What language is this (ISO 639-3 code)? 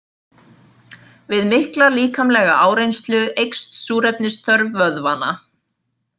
isl